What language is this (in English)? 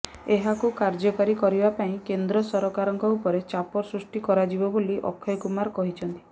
Odia